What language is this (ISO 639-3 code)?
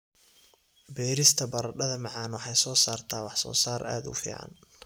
som